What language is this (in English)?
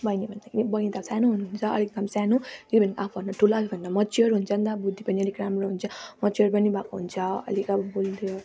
Nepali